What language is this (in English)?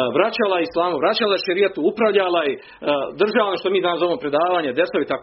Croatian